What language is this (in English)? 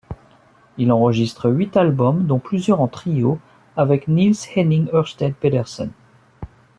French